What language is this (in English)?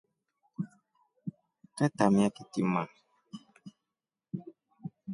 Rombo